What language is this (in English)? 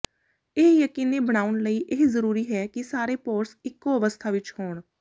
Punjabi